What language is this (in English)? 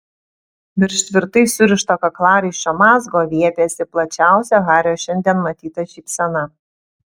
Lithuanian